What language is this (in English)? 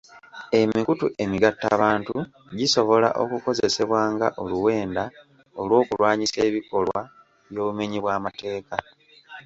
Ganda